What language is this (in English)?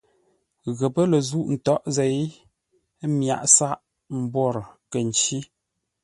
Ngombale